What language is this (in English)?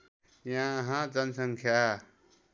Nepali